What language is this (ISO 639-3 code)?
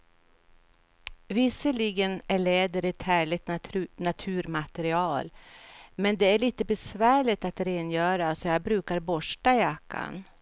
swe